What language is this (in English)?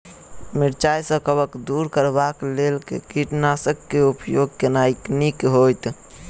Maithili